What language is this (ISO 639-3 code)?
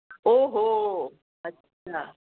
urd